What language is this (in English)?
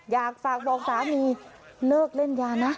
Thai